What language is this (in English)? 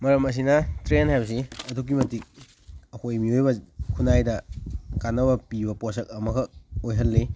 Manipuri